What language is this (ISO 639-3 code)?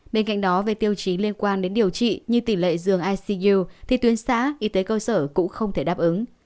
vie